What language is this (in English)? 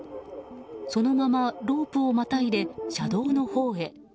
Japanese